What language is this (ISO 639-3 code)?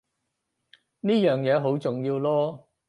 yue